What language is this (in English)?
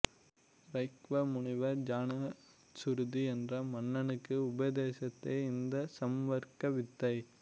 Tamil